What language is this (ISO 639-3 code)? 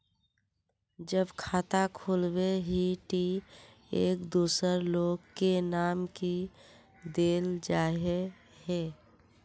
mag